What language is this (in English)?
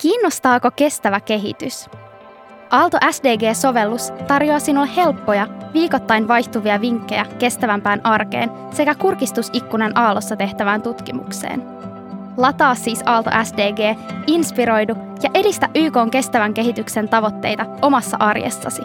Finnish